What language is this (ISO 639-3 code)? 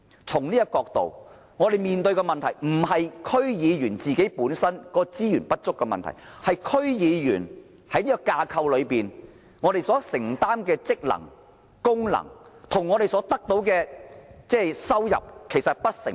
yue